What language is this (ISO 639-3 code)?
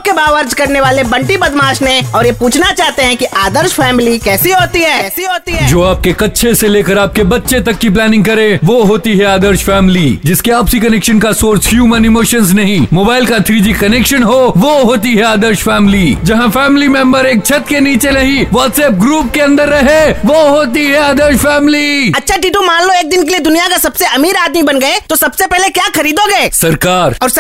hin